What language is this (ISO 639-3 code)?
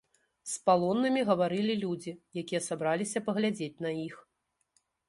bel